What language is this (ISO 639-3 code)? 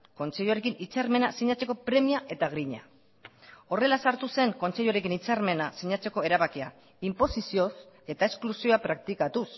eus